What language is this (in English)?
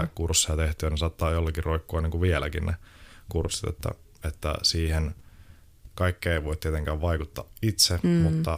Finnish